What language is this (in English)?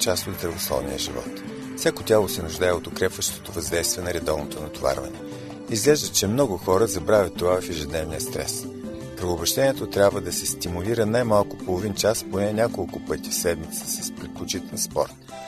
Bulgarian